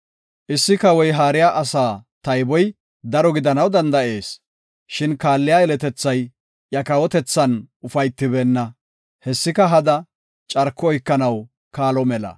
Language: Gofa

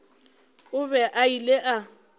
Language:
Northern Sotho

